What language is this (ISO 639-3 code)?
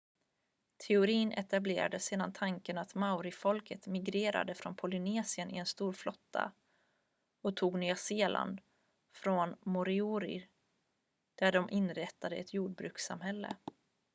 swe